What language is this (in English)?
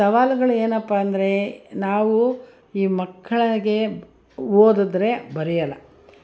Kannada